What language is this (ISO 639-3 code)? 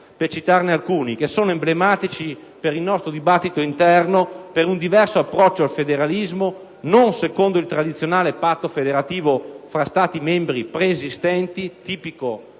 ita